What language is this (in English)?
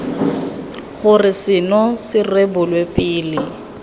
Tswana